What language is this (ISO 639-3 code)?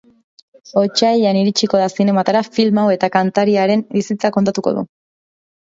eus